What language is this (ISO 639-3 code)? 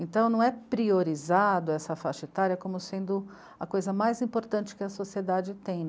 por